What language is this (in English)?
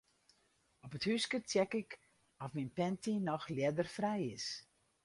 Western Frisian